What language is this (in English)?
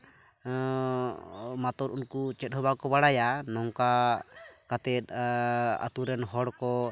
Santali